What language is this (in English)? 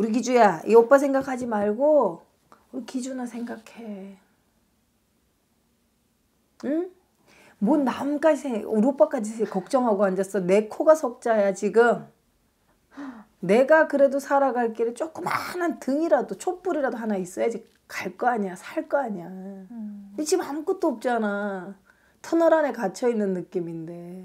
Korean